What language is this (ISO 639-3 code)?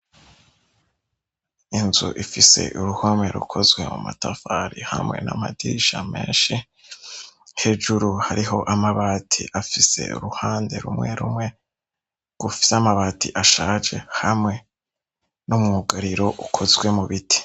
run